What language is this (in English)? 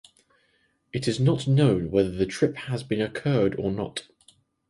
English